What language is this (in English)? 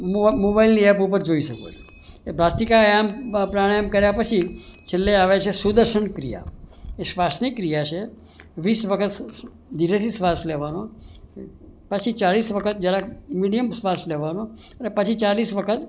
Gujarati